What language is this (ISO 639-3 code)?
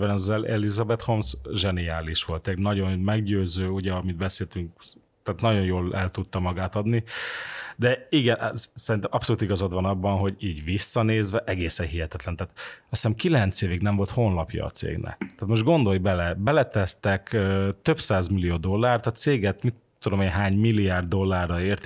hun